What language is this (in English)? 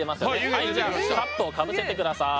Japanese